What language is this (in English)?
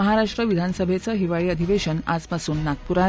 Marathi